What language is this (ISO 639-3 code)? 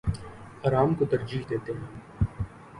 urd